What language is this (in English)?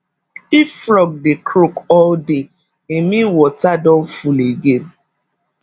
Nigerian Pidgin